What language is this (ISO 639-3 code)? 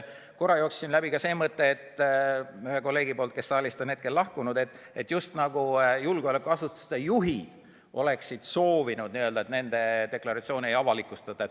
est